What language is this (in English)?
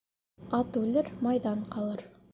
Bashkir